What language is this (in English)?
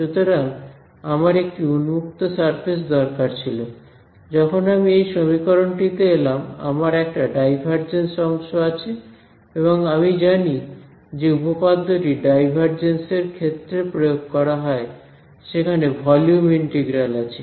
Bangla